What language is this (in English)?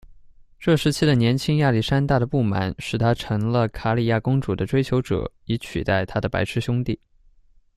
Chinese